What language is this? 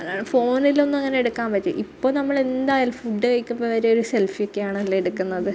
Malayalam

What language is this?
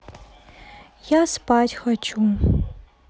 Russian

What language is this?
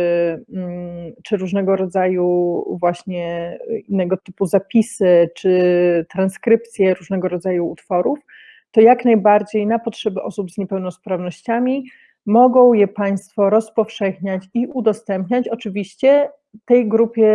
Polish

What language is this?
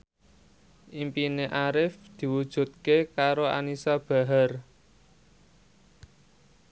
Javanese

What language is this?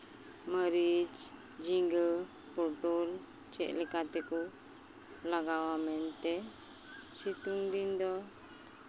Santali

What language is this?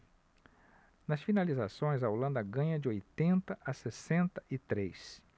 Portuguese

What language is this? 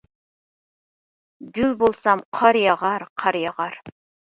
Uyghur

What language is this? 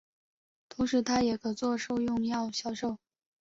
Chinese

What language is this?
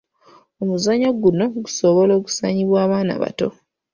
Ganda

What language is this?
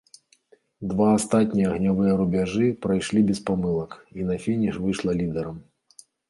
Belarusian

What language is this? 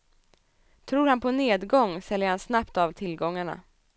Swedish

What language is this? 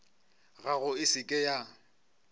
Northern Sotho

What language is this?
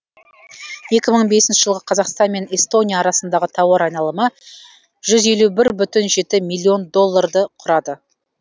Kazakh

